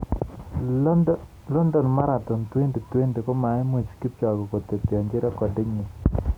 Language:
Kalenjin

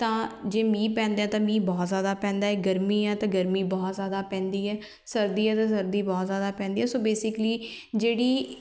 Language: Punjabi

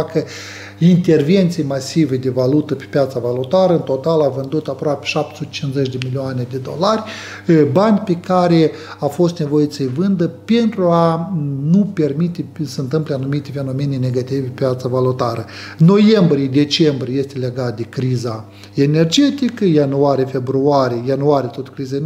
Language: Romanian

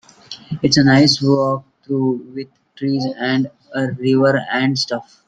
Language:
English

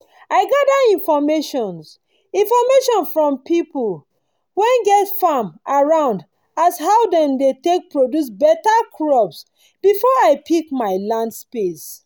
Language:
Nigerian Pidgin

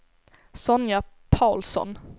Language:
Swedish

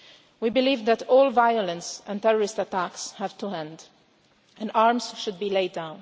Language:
English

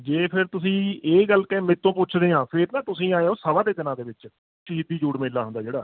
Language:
Punjabi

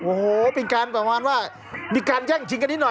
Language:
Thai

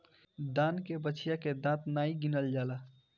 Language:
Bhojpuri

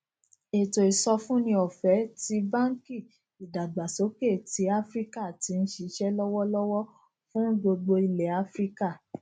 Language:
Yoruba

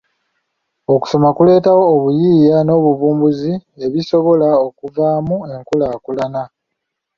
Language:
Ganda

